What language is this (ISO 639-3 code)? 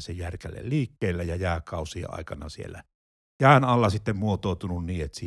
fin